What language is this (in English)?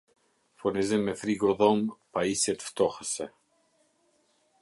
Albanian